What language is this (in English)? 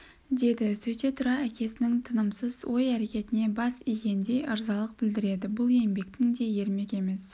Kazakh